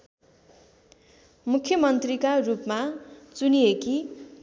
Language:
Nepali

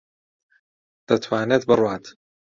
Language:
Central Kurdish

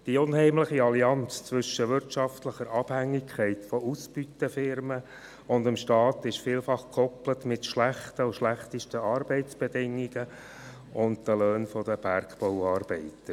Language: Swiss German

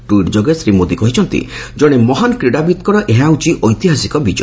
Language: Odia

